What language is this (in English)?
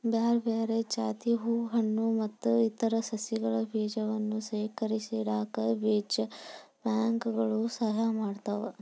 Kannada